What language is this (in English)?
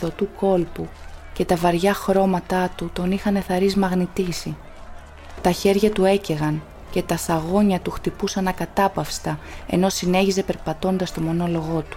Greek